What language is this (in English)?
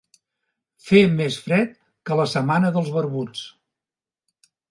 Catalan